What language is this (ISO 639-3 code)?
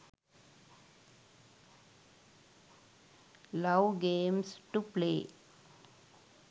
sin